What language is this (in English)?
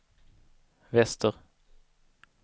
Swedish